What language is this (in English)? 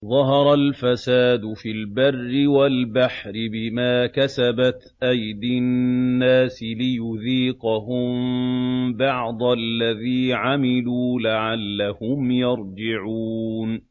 Arabic